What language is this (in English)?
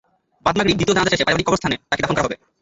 Bangla